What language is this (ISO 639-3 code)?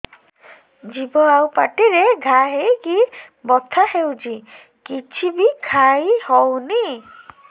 ori